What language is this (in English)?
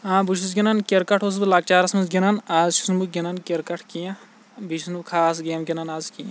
Kashmiri